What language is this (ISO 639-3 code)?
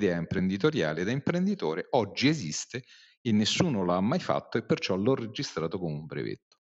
ita